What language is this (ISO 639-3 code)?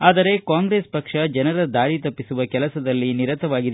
kan